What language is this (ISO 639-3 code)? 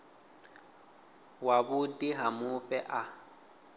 ven